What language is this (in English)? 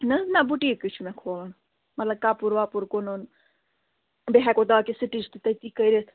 Kashmiri